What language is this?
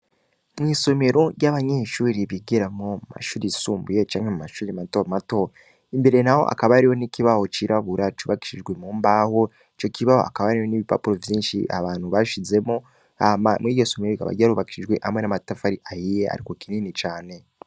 Rundi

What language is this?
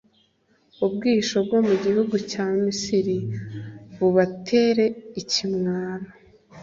Kinyarwanda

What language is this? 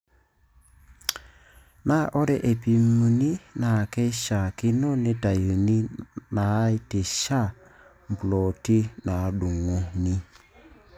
Masai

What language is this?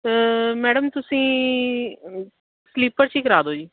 Punjabi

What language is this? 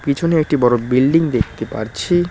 Bangla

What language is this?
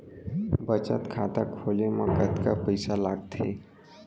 Chhattisgarhi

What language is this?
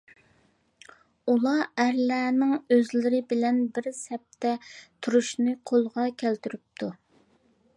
Uyghur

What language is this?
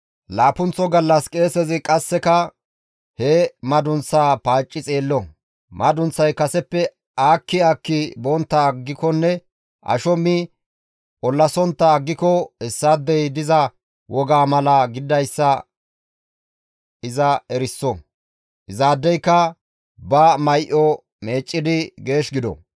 Gamo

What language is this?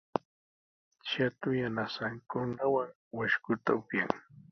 Sihuas Ancash Quechua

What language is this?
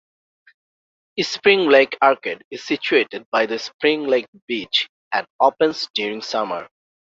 English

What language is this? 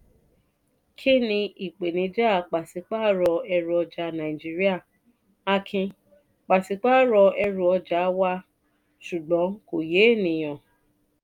Yoruba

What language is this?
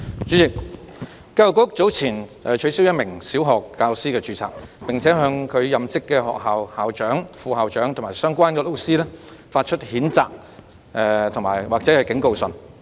Cantonese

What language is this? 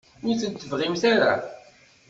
Kabyle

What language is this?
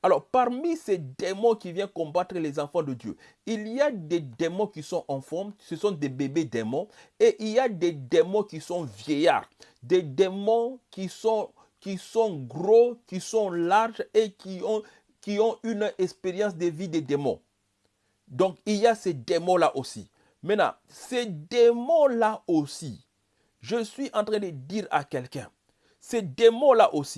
French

